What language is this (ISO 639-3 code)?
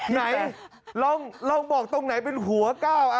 tha